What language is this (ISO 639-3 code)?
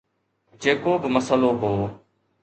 snd